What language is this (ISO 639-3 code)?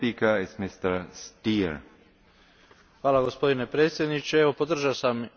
hrv